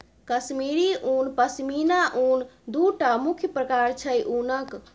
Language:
Maithili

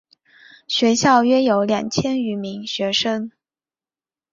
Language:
Chinese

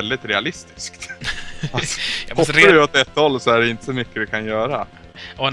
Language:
Swedish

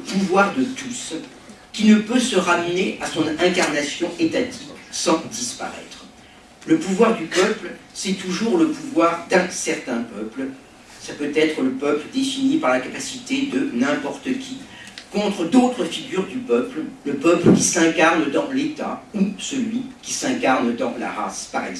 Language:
French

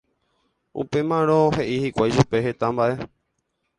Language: Guarani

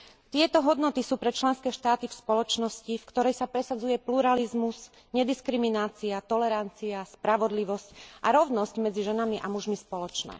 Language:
Slovak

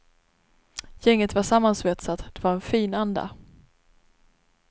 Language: Swedish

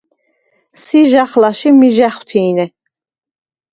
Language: Svan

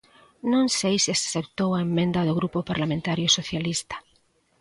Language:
Galician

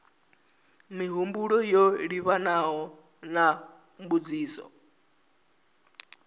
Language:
Venda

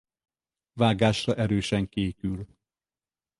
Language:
Hungarian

